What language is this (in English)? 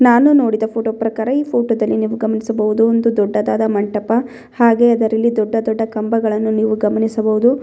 Kannada